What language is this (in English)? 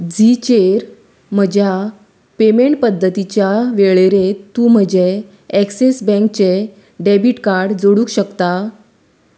Konkani